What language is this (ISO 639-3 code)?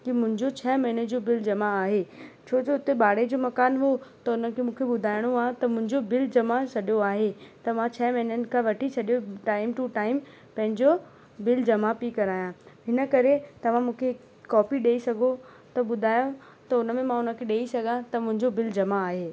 snd